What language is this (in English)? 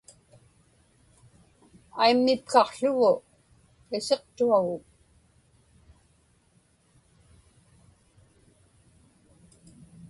Inupiaq